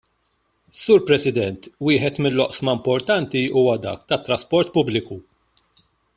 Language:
Maltese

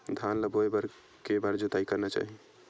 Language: Chhattisgarhi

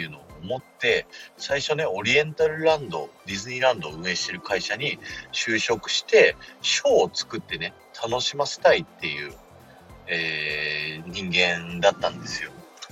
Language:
Japanese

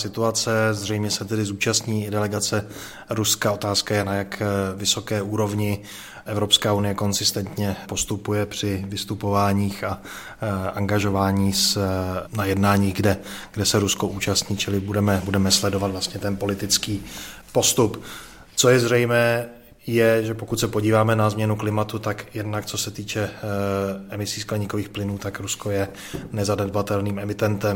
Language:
Czech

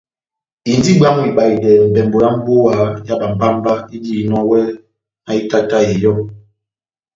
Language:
Batanga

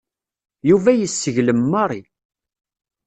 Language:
Kabyle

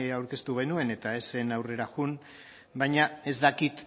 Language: Basque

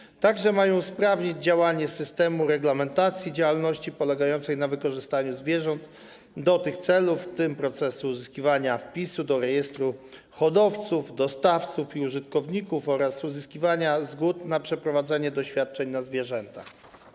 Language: Polish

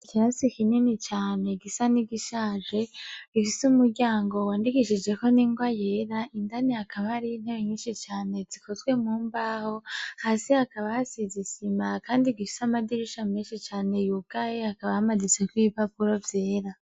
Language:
Rundi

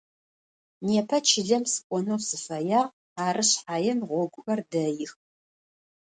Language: Adyghe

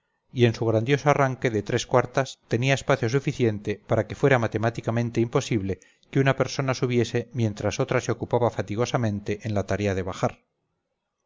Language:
Spanish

